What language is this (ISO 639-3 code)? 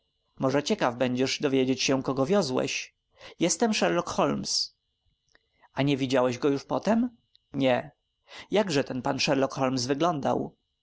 pol